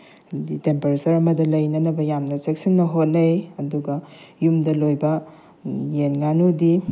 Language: Manipuri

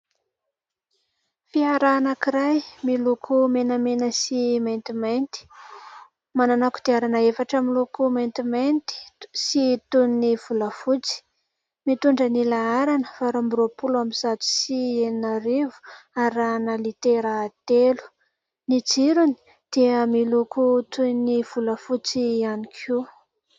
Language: Malagasy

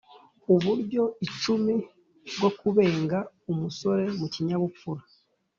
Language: Kinyarwanda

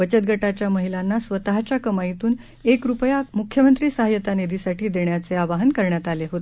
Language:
Marathi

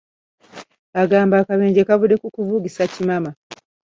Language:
Ganda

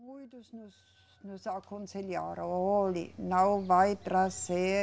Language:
Portuguese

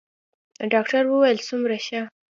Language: Pashto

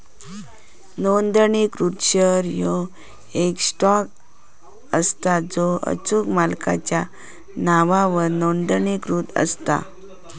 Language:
Marathi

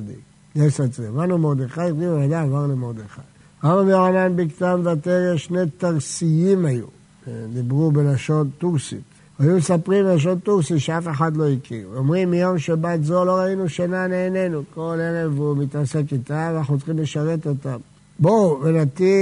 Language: Hebrew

